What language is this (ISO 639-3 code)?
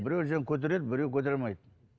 kaz